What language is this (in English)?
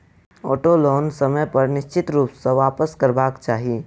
Maithili